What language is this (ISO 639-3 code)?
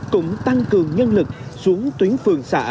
vie